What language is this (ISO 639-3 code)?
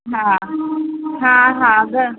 snd